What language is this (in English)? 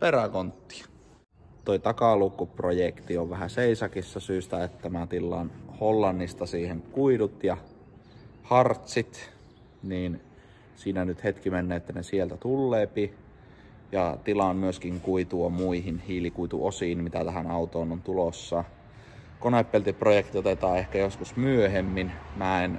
Finnish